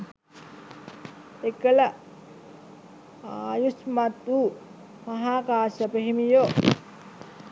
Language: Sinhala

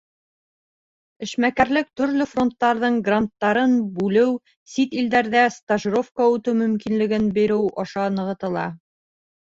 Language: Bashkir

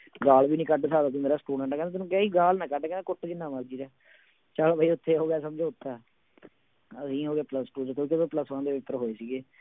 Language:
Punjabi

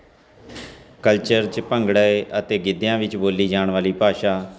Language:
Punjabi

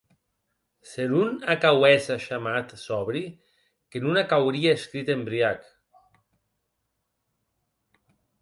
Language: Occitan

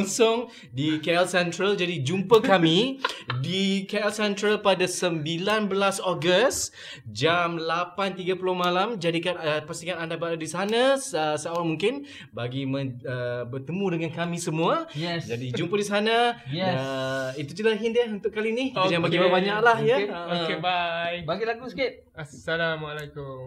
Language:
Malay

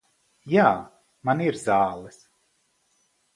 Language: Latvian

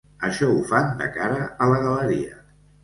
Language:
Catalan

